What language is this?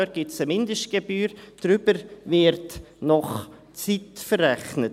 Swiss German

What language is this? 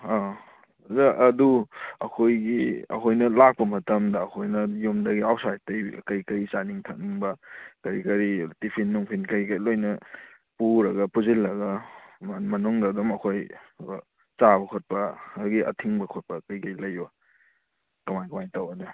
Manipuri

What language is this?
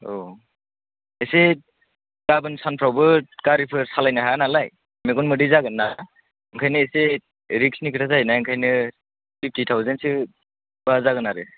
Bodo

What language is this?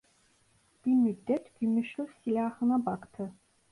Turkish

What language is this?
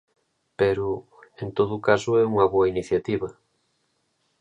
Galician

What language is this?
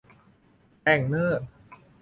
Thai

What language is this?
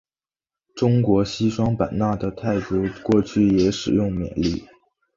Chinese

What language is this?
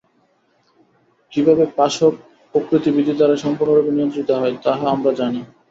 Bangla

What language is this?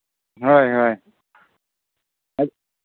Manipuri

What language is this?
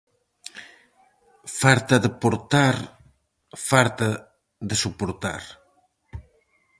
Galician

